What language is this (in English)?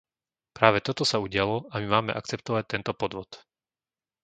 Slovak